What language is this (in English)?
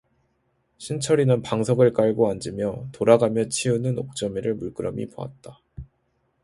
Korean